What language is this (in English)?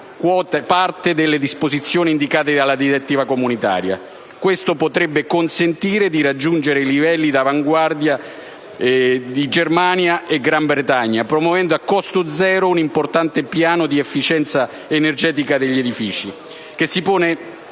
Italian